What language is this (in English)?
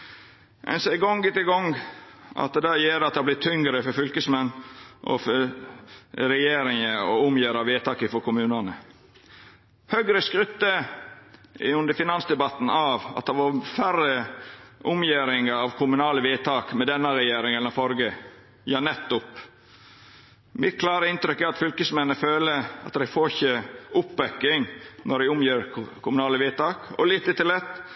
Norwegian Nynorsk